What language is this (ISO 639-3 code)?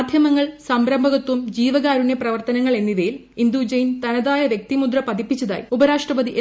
mal